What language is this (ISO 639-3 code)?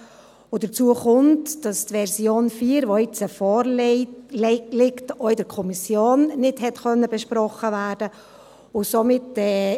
gsw